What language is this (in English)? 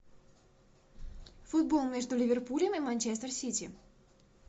Russian